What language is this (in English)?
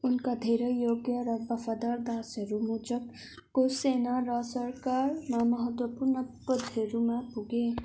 Nepali